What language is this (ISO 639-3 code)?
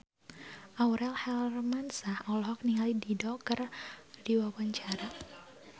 sun